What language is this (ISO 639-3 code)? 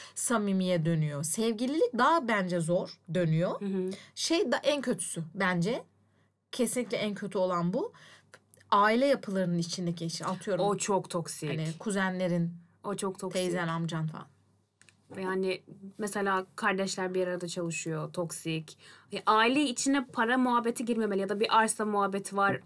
tur